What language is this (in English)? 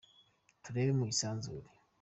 Kinyarwanda